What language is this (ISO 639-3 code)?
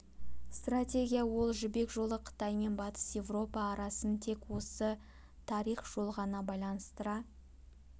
kaz